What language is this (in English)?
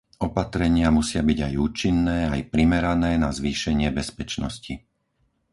Slovak